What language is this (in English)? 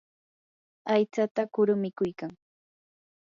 Yanahuanca Pasco Quechua